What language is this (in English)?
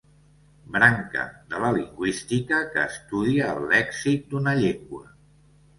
Catalan